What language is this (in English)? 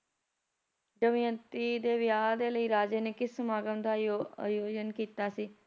Punjabi